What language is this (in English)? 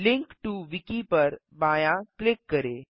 Hindi